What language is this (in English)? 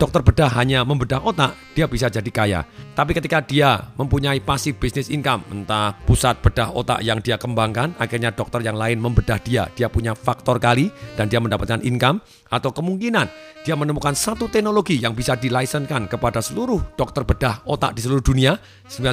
Indonesian